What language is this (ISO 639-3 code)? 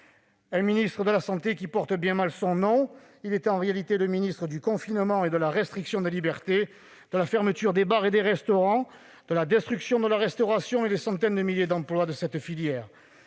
fra